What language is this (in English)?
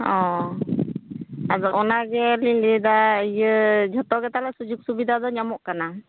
Santali